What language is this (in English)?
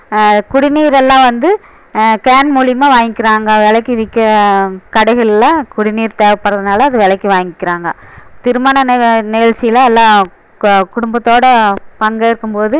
Tamil